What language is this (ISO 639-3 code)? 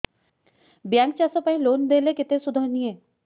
ori